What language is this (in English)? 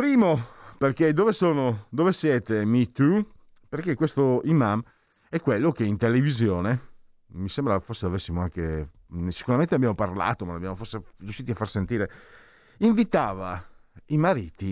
Italian